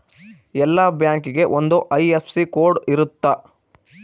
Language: Kannada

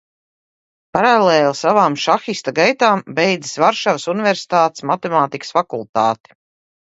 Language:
Latvian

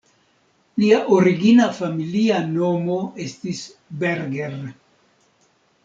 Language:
Esperanto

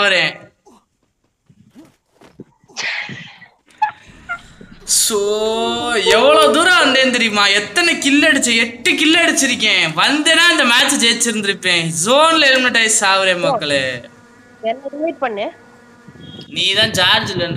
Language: Tamil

